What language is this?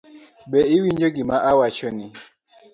Luo (Kenya and Tanzania)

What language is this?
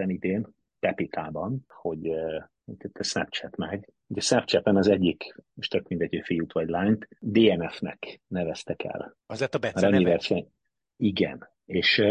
Hungarian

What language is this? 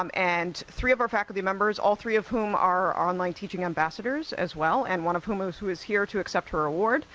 English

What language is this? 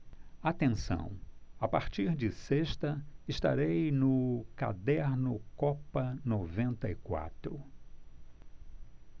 Portuguese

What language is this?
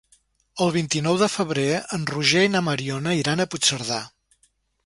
Catalan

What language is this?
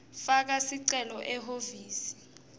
Swati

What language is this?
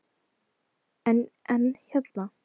Icelandic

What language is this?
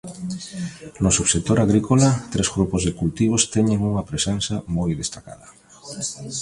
Galician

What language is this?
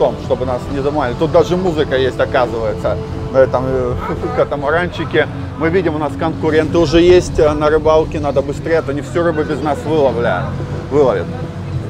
Russian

